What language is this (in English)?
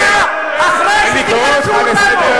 Hebrew